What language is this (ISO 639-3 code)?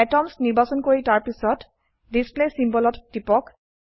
asm